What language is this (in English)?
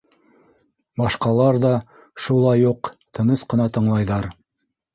Bashkir